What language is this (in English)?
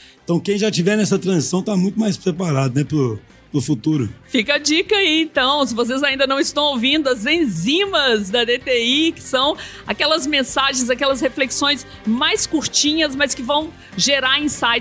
Portuguese